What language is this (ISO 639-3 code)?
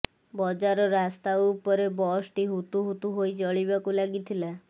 ori